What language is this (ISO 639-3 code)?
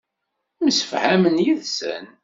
kab